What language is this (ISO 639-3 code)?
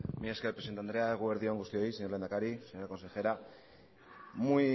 eus